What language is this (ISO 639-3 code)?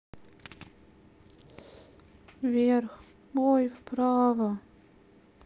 rus